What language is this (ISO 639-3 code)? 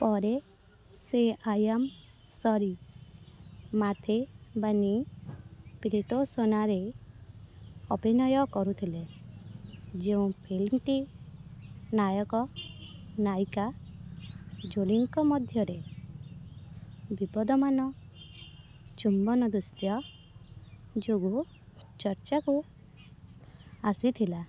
ori